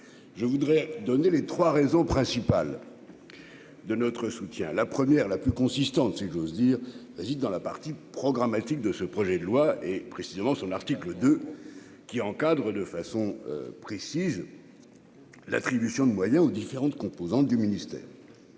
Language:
French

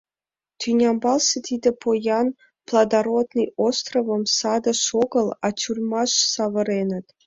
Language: Mari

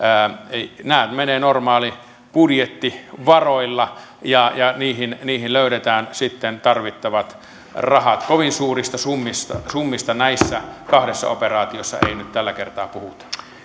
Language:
Finnish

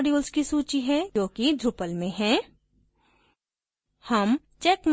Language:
Hindi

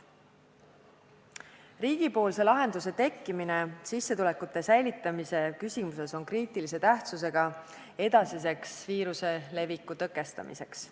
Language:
Estonian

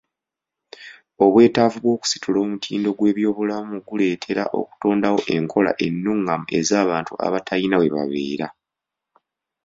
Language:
Ganda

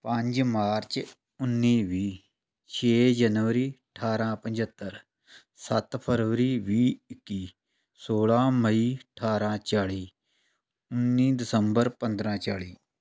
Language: Punjabi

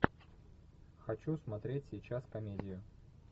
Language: Russian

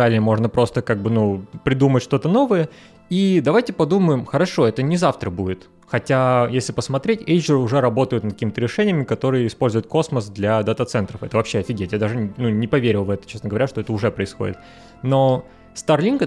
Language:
Russian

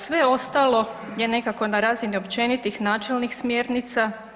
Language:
Croatian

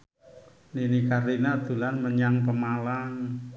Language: Javanese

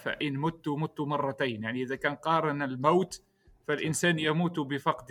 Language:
Arabic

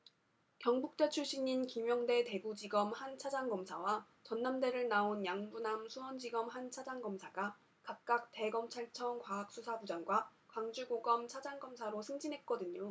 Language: Korean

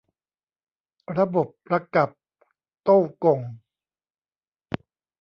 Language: Thai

